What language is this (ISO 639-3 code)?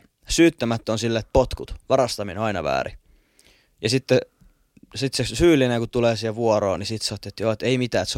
fin